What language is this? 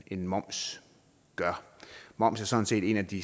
Danish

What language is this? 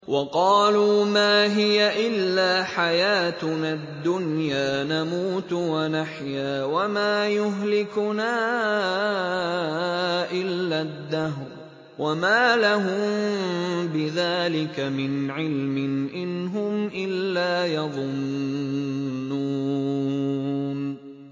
Arabic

